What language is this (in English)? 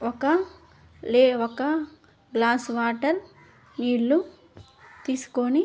Telugu